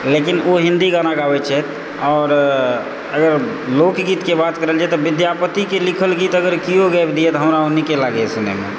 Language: Maithili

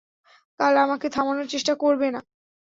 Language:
Bangla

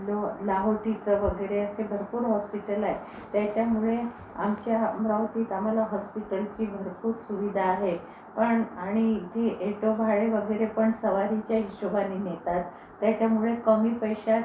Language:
Marathi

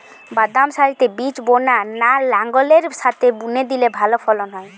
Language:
Bangla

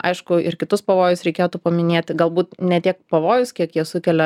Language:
Lithuanian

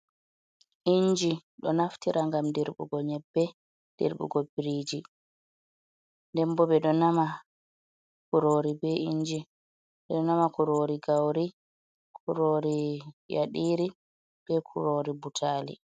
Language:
Fula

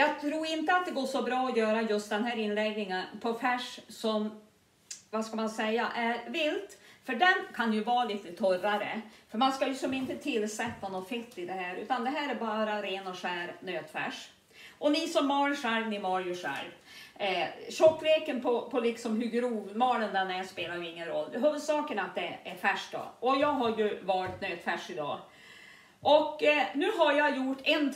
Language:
Swedish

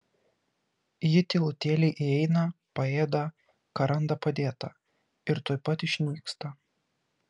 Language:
Lithuanian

